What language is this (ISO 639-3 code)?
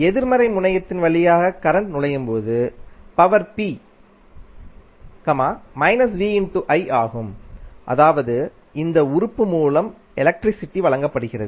tam